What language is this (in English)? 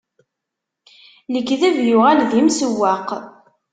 Kabyle